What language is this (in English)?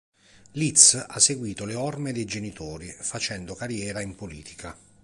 Italian